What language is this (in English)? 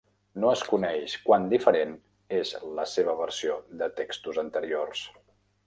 Catalan